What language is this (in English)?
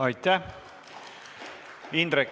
Estonian